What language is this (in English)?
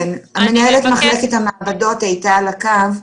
Hebrew